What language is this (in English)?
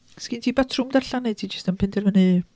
Welsh